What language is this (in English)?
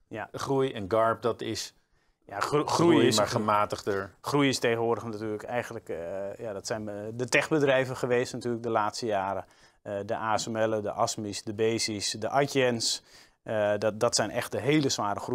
Dutch